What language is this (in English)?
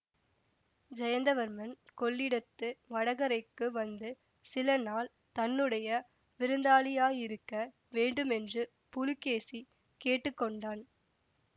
Tamil